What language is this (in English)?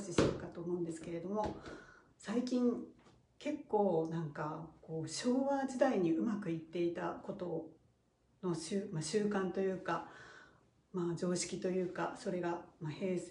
Japanese